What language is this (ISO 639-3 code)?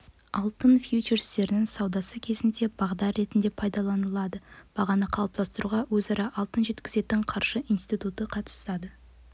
kaz